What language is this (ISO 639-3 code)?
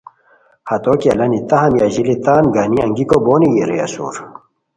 khw